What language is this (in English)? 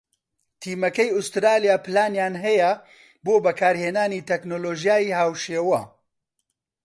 Central Kurdish